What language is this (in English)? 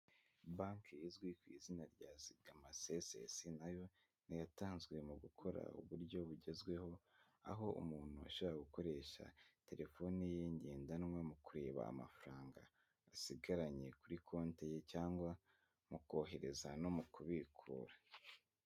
Kinyarwanda